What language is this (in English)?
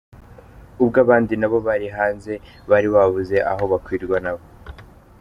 Kinyarwanda